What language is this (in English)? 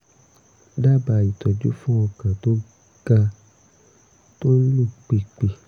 Yoruba